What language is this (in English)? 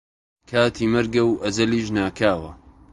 Central Kurdish